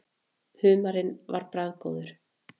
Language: Icelandic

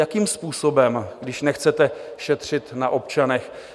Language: Czech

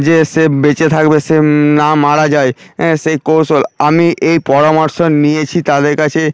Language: Bangla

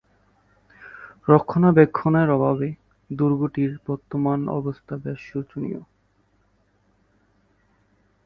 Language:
Bangla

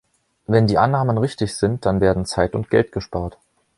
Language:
German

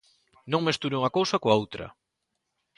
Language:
Galician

